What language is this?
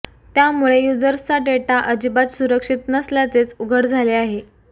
Marathi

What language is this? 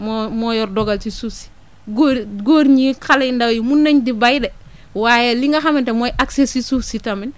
Wolof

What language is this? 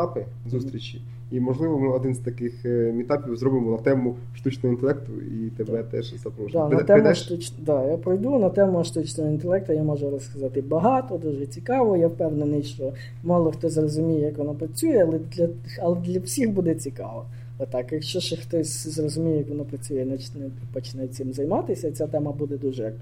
Ukrainian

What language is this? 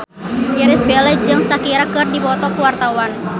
Sundanese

